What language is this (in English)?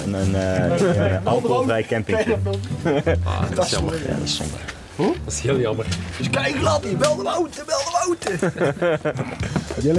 Dutch